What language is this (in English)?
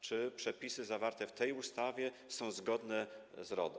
Polish